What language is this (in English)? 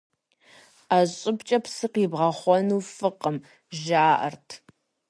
Kabardian